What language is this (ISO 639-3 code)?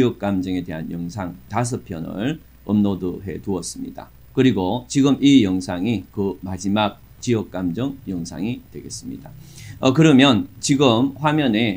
kor